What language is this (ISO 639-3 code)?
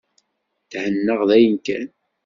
kab